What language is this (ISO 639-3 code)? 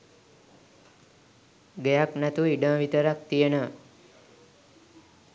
sin